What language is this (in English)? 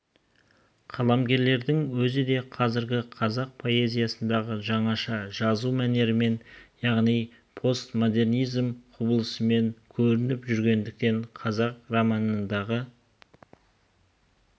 Kazakh